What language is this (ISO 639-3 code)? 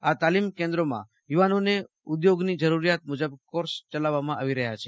guj